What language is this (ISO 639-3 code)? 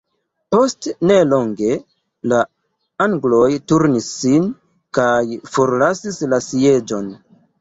epo